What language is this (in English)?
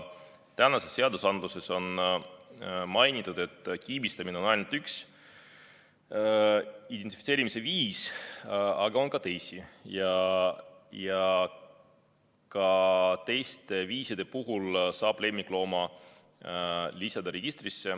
Estonian